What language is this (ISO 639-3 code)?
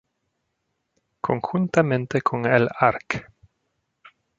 spa